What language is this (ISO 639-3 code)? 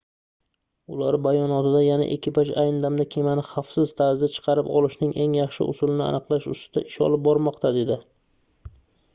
uzb